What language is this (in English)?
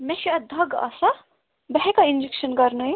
Kashmiri